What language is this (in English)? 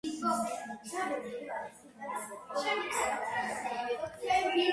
Georgian